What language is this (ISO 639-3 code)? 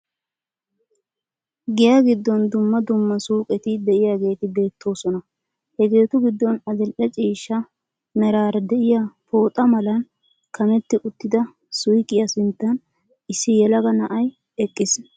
wal